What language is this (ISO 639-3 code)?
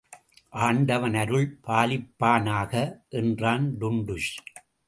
tam